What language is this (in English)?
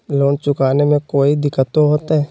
Magahi